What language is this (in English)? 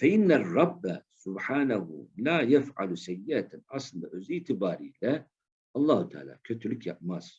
Turkish